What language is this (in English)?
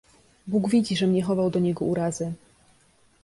Polish